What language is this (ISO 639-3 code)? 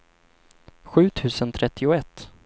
swe